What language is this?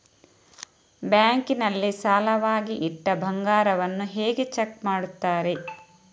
Kannada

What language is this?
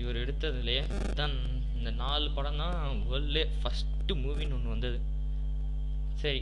Tamil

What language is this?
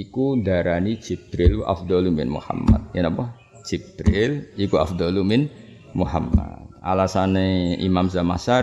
Indonesian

